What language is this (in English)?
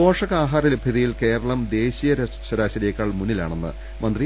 Malayalam